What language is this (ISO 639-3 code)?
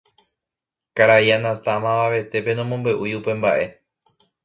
grn